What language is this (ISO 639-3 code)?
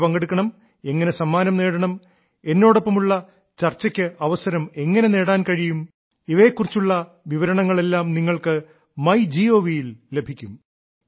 mal